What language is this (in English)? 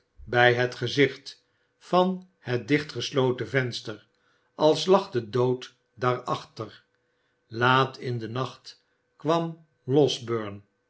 Dutch